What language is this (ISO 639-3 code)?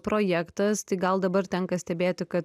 lit